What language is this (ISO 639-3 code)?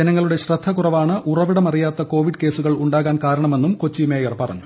mal